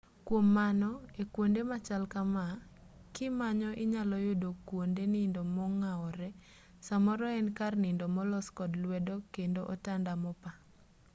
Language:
Luo (Kenya and Tanzania)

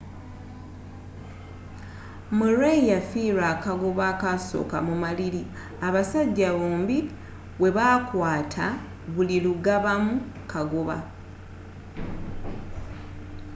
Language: Ganda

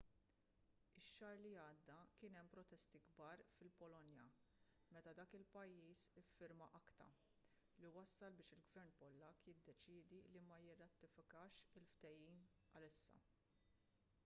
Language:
Maltese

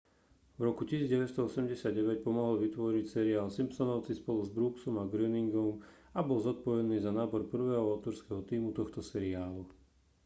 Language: Slovak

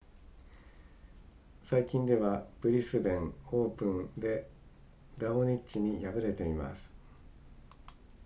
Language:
Japanese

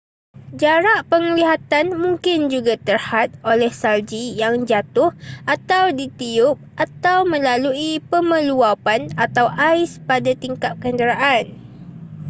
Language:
Malay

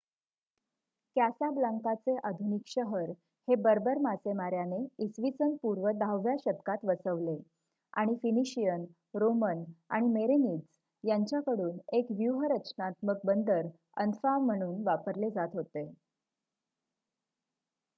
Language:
Marathi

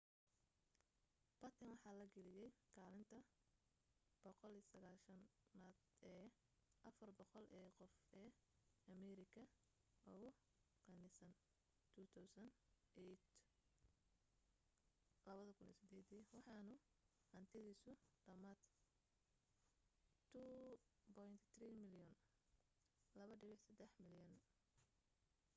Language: Somali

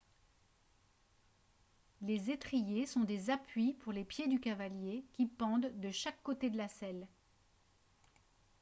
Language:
French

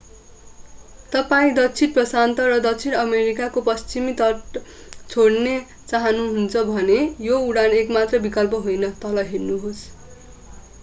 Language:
Nepali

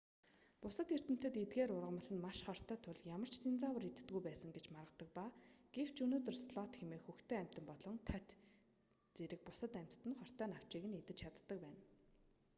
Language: Mongolian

